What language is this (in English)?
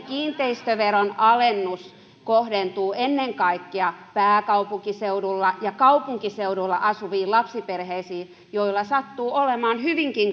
Finnish